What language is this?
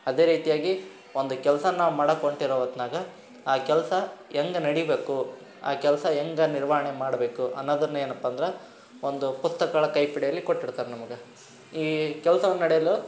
Kannada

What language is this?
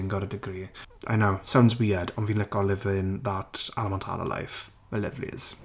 Welsh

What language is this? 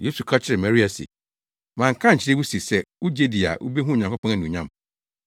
Akan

